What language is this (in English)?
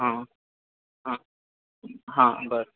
Maithili